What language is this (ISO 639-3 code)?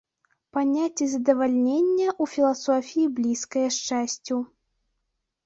bel